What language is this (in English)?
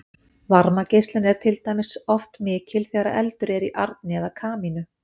Icelandic